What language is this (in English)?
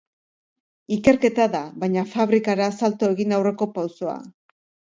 Basque